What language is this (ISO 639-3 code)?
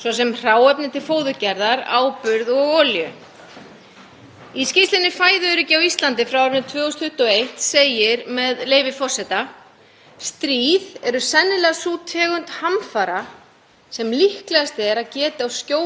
isl